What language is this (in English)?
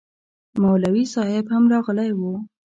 Pashto